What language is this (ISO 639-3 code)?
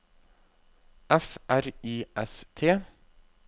nor